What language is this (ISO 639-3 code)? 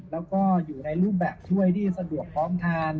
tha